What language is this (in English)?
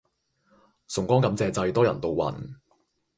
Cantonese